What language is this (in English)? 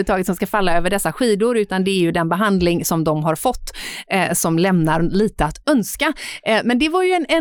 Swedish